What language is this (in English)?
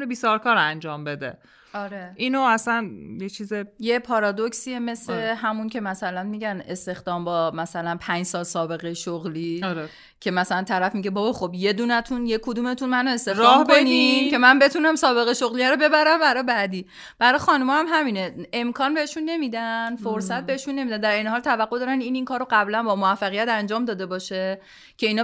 Persian